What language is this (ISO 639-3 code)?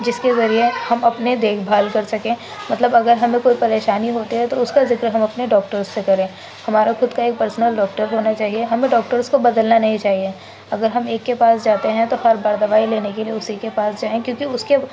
urd